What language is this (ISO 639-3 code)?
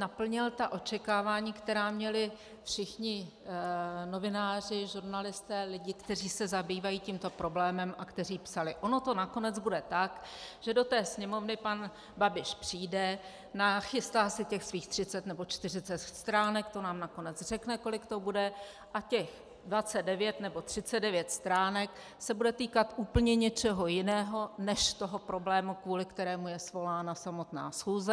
ces